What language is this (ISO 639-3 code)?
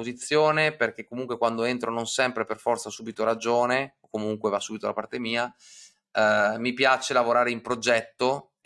ita